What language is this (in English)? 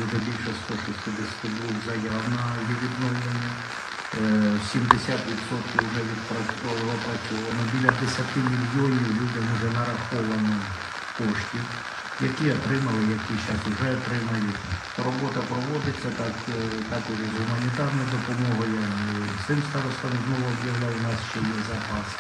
Ukrainian